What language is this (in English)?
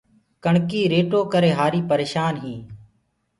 Gurgula